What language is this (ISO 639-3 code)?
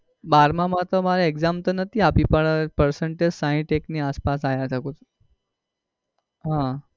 guj